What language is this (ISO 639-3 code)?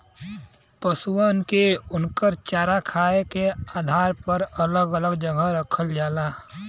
bho